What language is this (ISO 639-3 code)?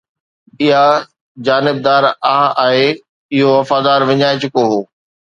snd